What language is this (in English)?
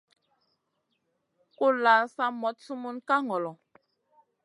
Masana